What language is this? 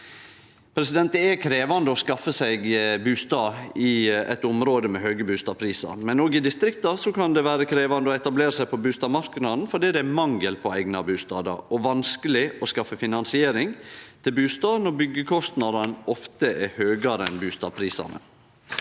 Norwegian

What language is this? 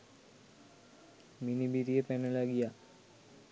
Sinhala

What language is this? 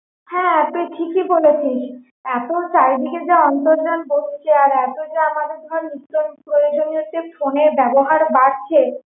Bangla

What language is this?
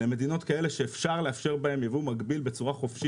Hebrew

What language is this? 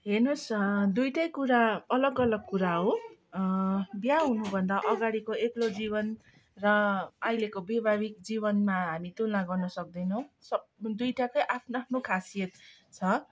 Nepali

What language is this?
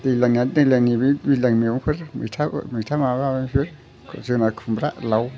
Bodo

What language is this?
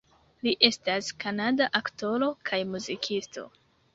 Esperanto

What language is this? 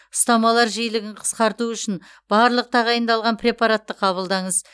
Kazakh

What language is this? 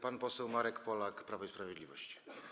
Polish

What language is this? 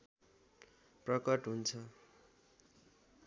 Nepali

